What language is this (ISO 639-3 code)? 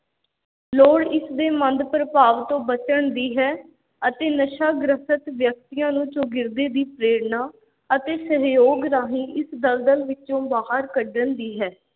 pan